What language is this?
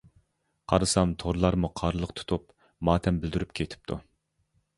Uyghur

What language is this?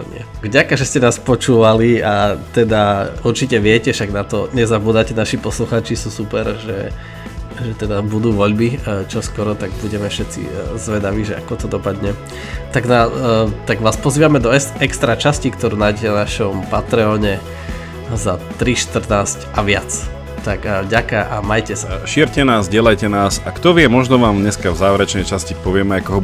Slovak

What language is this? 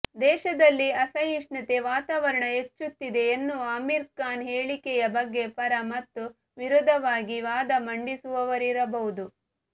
Kannada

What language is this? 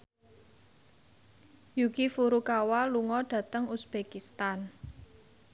Javanese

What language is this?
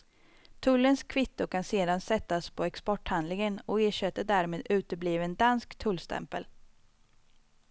Swedish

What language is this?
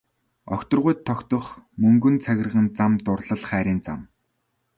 Mongolian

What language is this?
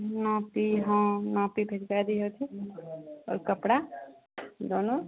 Maithili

